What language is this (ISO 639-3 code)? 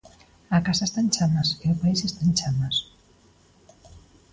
glg